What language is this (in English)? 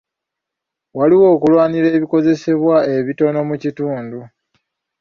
Ganda